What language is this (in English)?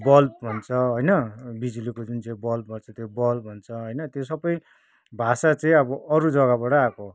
Nepali